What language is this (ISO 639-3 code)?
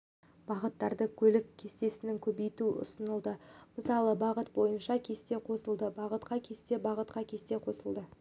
kaz